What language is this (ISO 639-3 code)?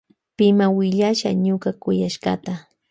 qvj